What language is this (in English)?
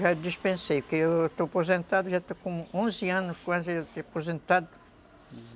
Portuguese